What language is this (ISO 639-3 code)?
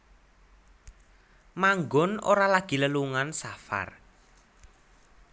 jav